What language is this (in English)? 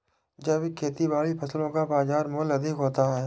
Hindi